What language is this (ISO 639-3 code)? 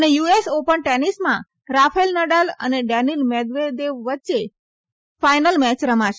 guj